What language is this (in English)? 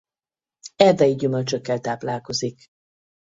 Hungarian